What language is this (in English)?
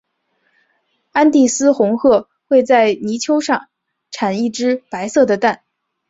Chinese